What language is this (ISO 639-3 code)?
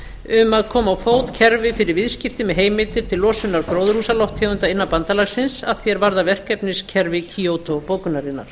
isl